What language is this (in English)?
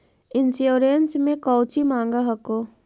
Magahi